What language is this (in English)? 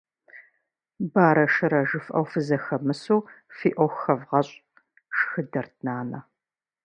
Kabardian